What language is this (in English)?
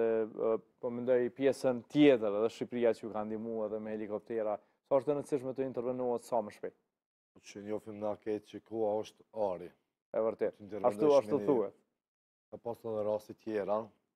Romanian